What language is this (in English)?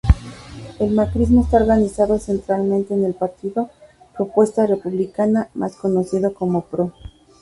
Spanish